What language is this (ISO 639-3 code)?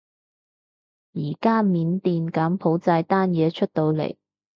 yue